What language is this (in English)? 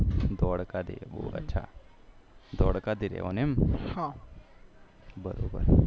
Gujarati